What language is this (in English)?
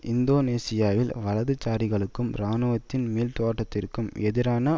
Tamil